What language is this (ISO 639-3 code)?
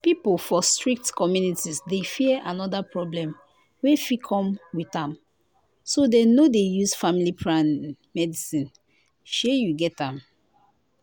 pcm